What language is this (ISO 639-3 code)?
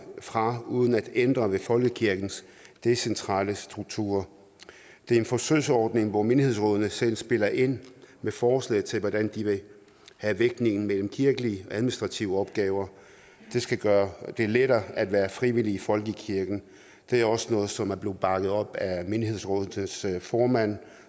dan